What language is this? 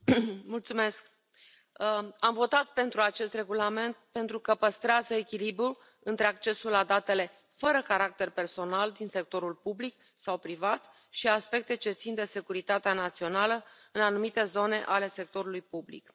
Romanian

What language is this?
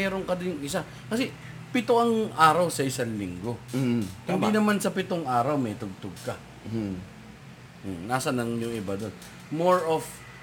Filipino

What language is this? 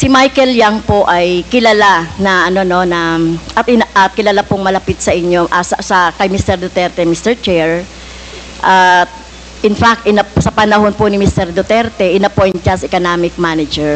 Filipino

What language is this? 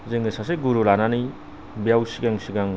Bodo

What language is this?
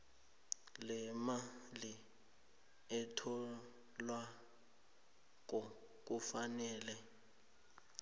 South Ndebele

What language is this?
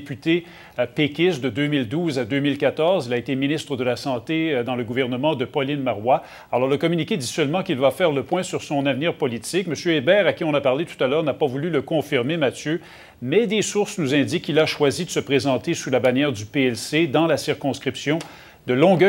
French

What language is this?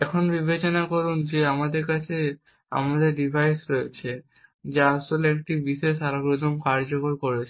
Bangla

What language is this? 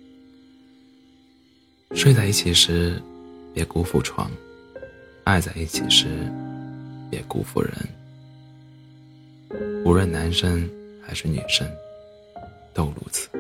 Chinese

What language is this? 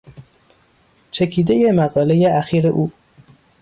Persian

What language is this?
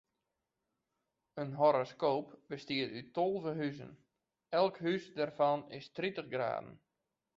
Western Frisian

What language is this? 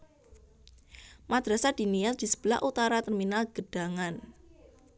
Javanese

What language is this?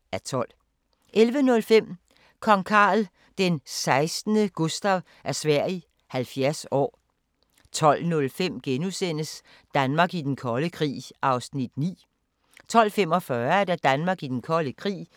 Danish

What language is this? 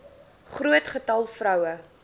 Afrikaans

